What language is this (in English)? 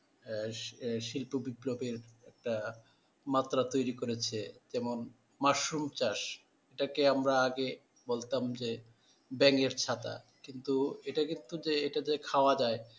Bangla